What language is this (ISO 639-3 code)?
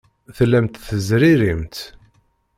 kab